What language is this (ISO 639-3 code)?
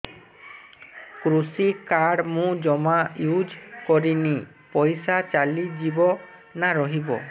ori